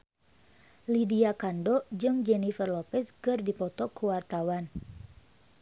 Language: Sundanese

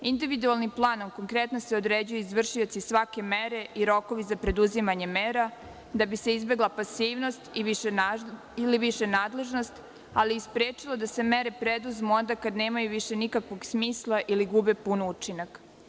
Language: Serbian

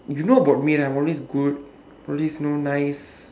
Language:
English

